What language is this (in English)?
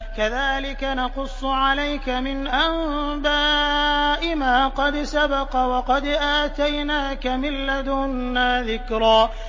Arabic